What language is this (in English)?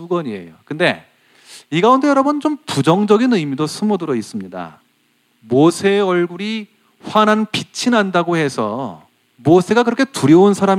Korean